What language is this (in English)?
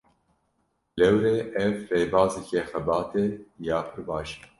Kurdish